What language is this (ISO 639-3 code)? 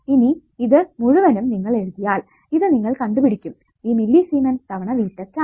mal